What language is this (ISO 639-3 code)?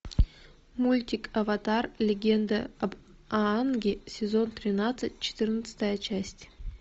rus